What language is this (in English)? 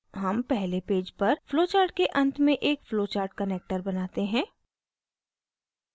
Hindi